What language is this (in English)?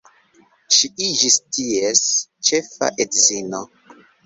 Esperanto